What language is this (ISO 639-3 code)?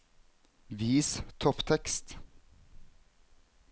nor